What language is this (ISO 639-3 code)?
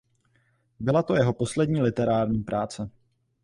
ces